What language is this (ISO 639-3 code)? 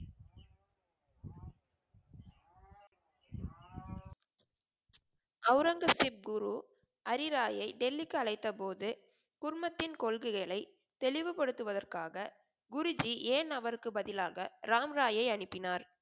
tam